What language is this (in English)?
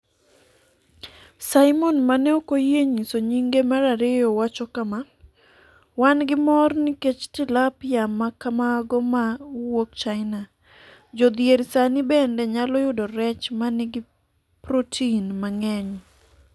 Luo (Kenya and Tanzania)